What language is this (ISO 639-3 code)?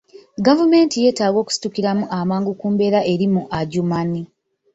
lug